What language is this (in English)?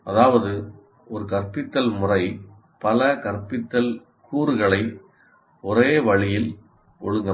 Tamil